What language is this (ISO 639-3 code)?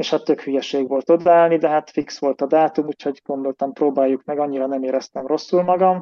hun